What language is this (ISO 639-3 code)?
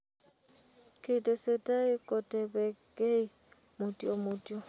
kln